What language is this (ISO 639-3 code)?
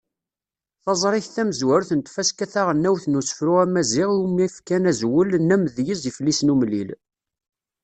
kab